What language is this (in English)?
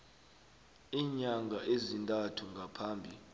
South Ndebele